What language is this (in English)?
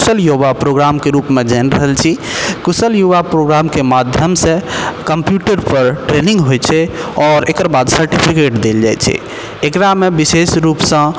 Maithili